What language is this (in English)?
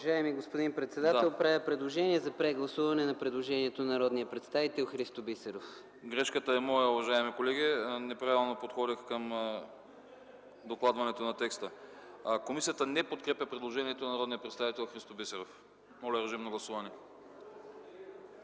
Bulgarian